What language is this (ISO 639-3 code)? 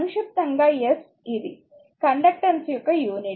tel